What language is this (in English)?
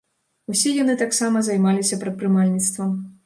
Belarusian